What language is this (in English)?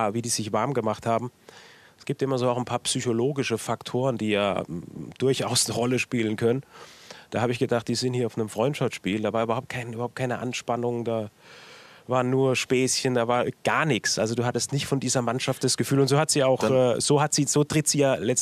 German